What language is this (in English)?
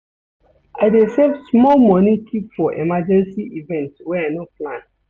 Nigerian Pidgin